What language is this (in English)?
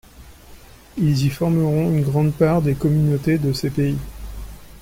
French